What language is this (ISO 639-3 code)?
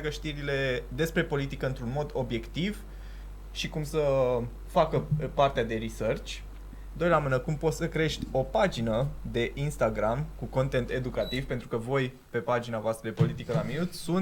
ron